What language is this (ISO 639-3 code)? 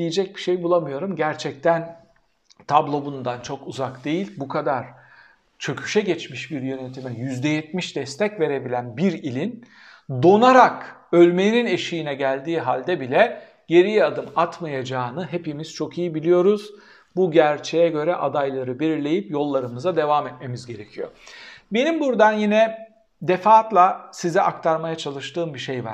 tur